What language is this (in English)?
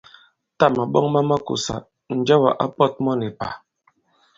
Bankon